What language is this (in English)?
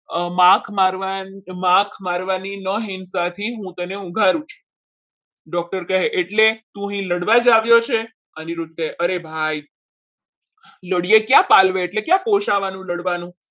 Gujarati